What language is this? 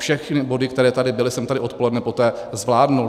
Czech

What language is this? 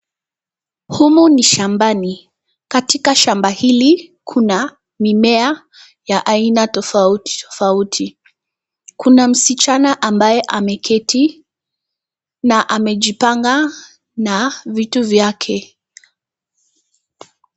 Swahili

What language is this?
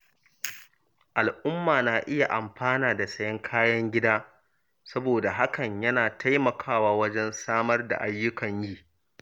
Hausa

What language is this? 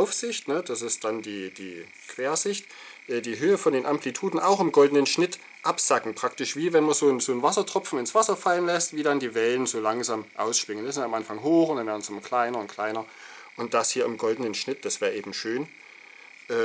German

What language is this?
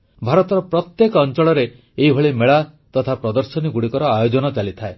Odia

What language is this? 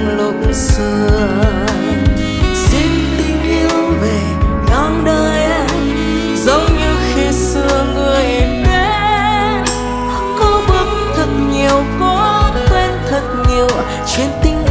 Thai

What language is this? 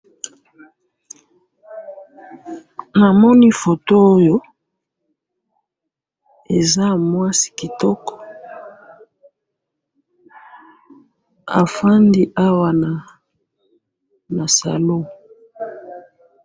Lingala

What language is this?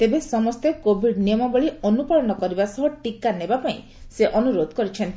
Odia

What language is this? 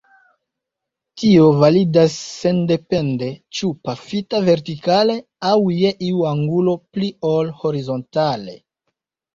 Esperanto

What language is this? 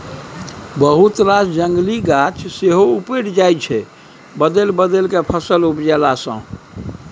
Maithili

